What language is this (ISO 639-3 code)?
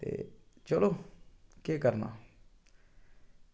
doi